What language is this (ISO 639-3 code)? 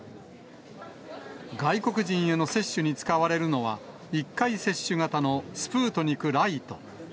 jpn